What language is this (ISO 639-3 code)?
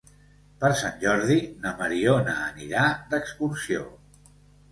cat